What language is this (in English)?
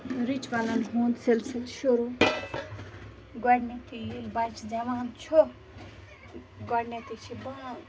Kashmiri